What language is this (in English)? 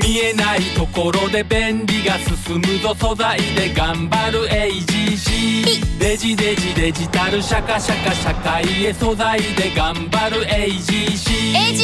Japanese